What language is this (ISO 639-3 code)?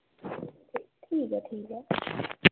doi